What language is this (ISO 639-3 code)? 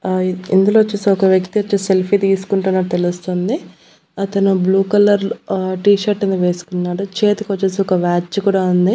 tel